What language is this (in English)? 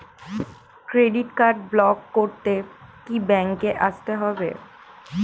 Bangla